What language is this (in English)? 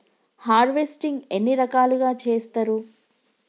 Telugu